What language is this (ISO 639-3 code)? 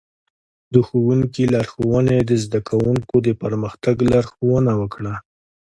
pus